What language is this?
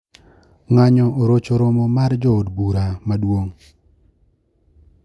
Luo (Kenya and Tanzania)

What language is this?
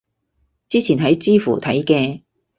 Cantonese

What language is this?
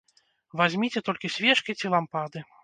Belarusian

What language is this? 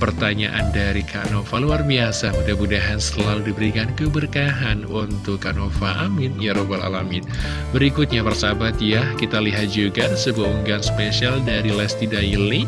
Indonesian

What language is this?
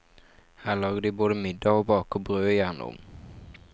Norwegian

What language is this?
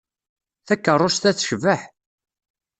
Kabyle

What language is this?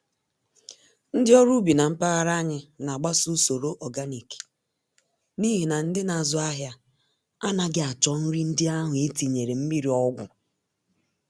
Igbo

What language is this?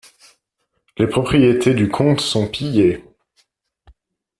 French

